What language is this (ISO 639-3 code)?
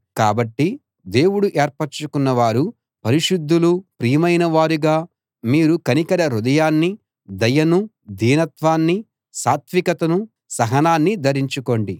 tel